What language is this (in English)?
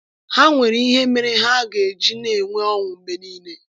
Igbo